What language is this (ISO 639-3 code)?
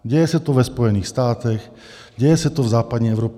ces